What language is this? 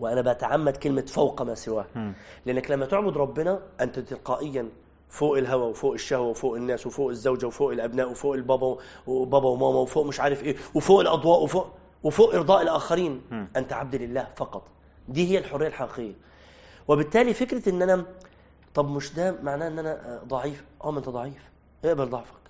Arabic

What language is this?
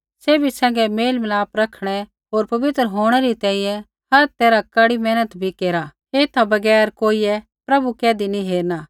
Kullu Pahari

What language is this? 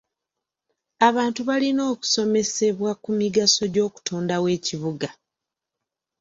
Ganda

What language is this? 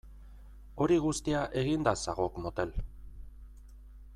Basque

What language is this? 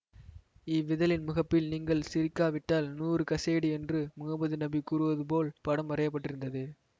Tamil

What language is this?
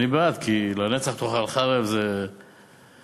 Hebrew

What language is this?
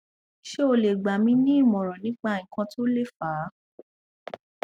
Yoruba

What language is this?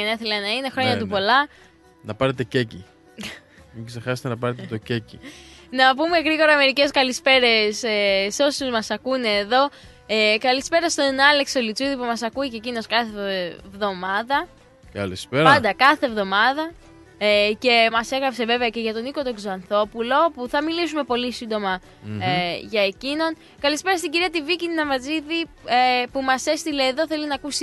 Greek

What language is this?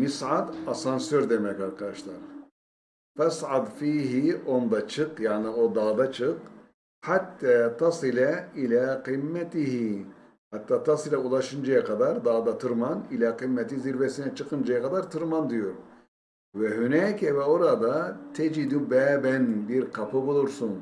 Turkish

